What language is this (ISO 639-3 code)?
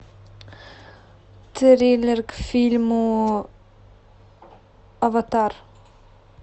rus